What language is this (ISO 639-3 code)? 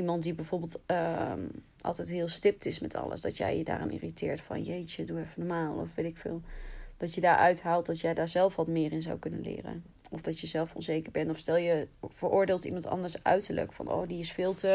nld